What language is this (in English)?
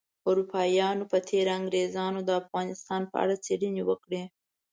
Pashto